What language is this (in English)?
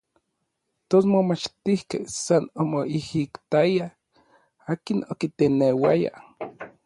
Orizaba Nahuatl